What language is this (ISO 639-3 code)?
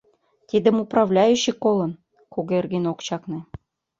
chm